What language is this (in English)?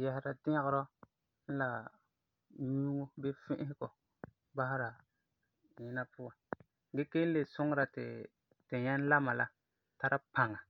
Frafra